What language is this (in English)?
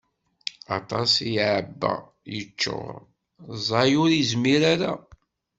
Kabyle